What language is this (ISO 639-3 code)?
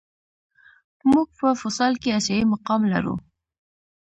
pus